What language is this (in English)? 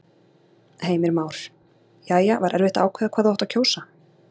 Icelandic